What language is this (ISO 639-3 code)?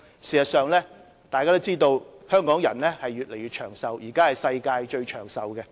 yue